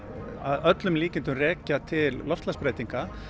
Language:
Icelandic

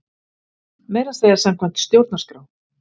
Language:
Icelandic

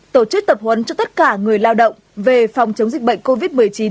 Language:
Vietnamese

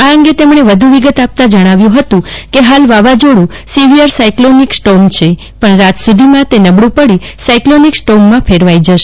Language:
Gujarati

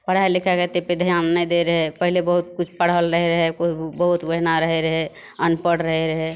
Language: Maithili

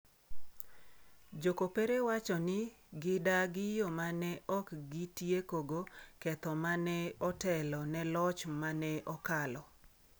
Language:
Luo (Kenya and Tanzania)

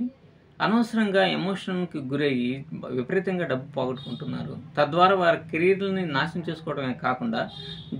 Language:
Telugu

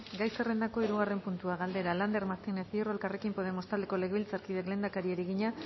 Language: Basque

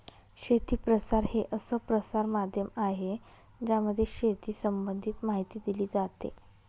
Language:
Marathi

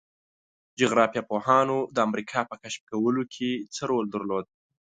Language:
Pashto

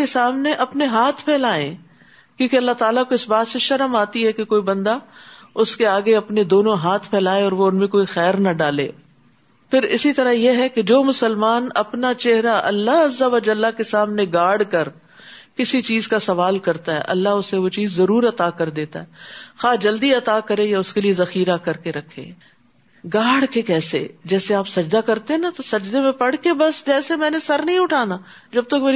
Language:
Urdu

